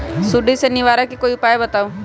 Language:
Magahi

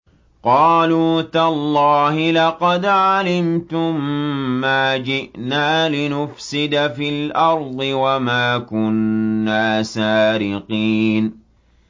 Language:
Arabic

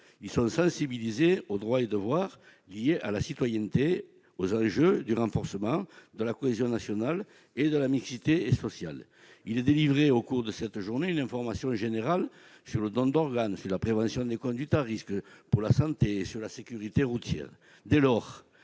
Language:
French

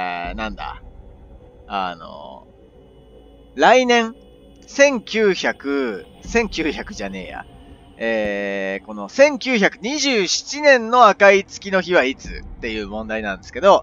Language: Japanese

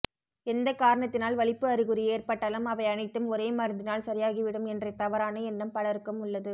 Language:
Tamil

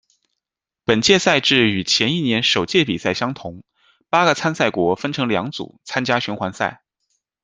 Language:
Chinese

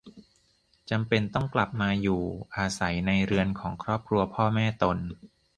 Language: Thai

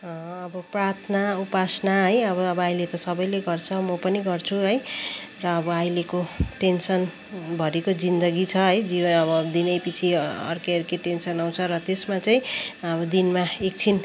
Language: Nepali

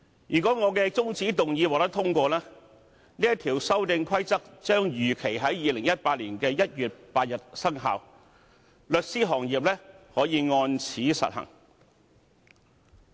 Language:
Cantonese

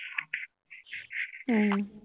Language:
Assamese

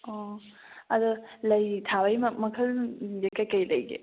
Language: Manipuri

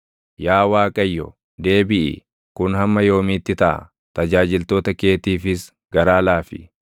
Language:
Oromo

